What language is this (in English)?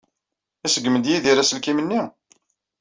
Kabyle